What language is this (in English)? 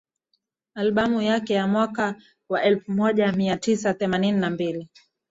Swahili